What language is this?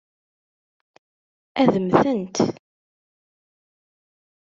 Kabyle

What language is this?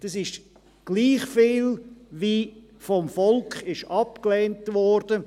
Swiss German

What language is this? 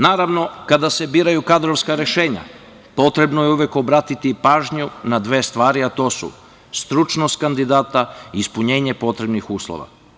Serbian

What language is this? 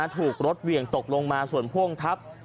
Thai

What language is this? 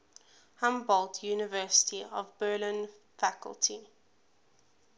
English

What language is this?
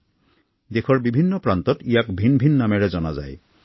Assamese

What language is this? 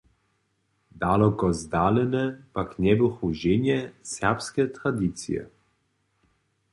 Upper Sorbian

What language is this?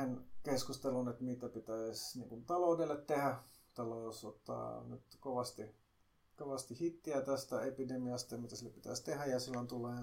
Finnish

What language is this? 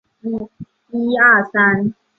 Chinese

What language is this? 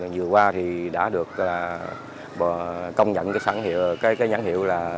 Vietnamese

